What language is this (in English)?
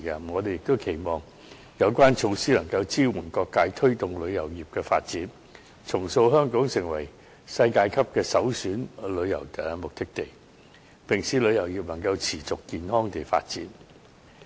Cantonese